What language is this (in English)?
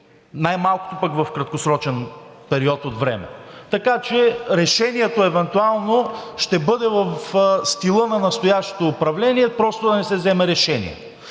Bulgarian